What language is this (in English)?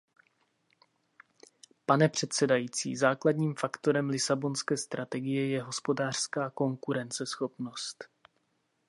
Czech